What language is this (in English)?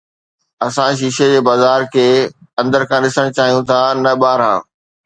Sindhi